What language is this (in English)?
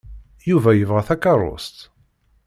Kabyle